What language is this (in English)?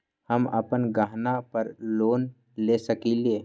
Magahi